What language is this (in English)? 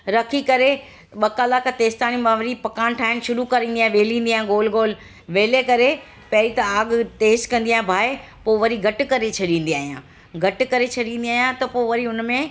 Sindhi